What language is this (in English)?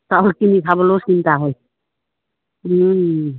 Assamese